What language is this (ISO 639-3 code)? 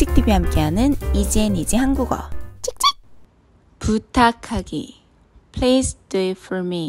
kor